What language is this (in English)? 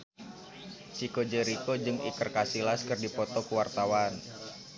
Sundanese